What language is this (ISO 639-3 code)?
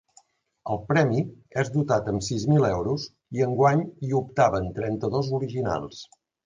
cat